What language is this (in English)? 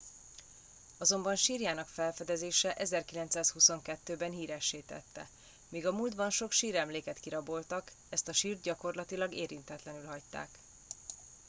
Hungarian